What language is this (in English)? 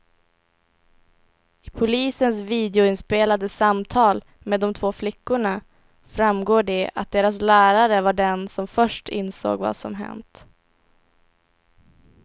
Swedish